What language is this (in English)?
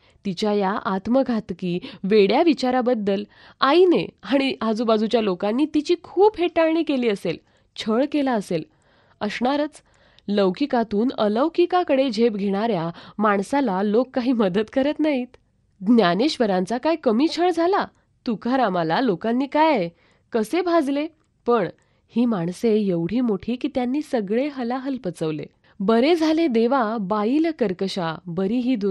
Marathi